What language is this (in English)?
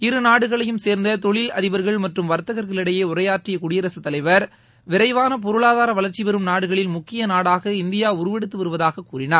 Tamil